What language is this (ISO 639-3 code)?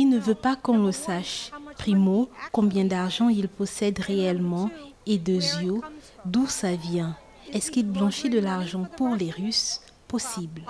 fra